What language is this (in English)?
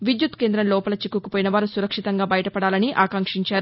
Telugu